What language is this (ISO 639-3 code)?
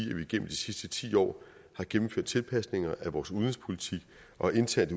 dan